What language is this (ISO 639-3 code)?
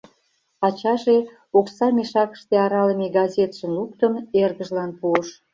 chm